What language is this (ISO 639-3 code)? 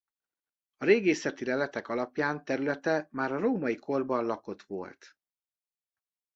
hun